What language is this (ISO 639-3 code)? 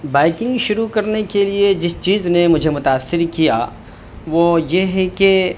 urd